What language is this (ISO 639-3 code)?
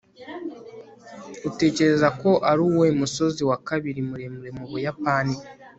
kin